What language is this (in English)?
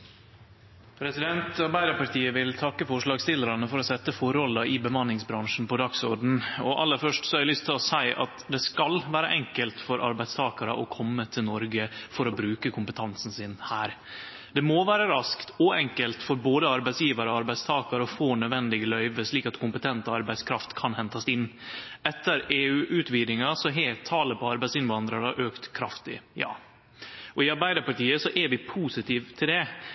Norwegian Nynorsk